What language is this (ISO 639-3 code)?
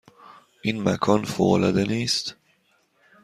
fas